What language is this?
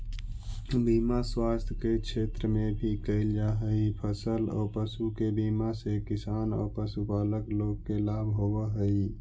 Magahi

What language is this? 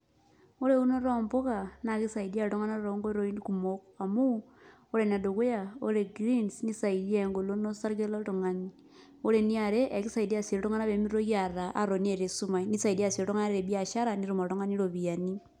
Masai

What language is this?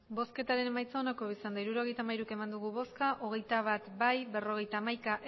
Basque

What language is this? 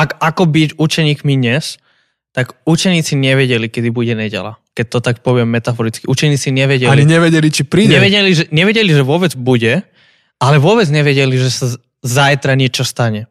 Slovak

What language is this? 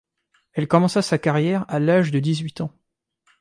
French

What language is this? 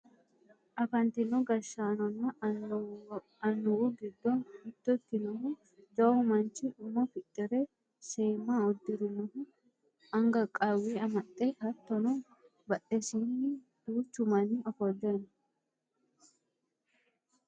Sidamo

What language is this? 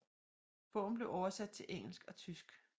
Danish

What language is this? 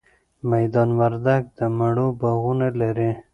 Pashto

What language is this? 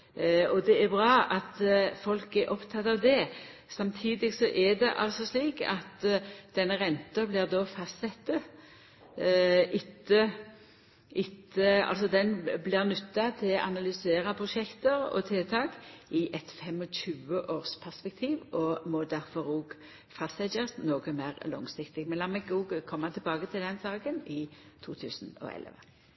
Norwegian Nynorsk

